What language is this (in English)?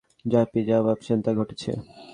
Bangla